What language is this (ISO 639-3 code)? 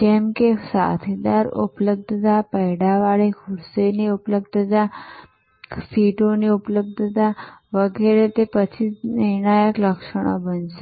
guj